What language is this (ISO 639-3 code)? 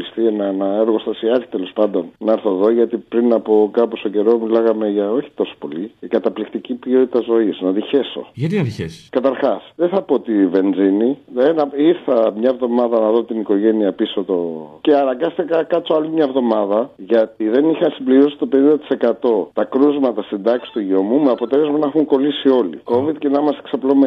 ell